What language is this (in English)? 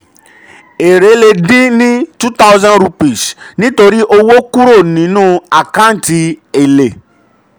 Yoruba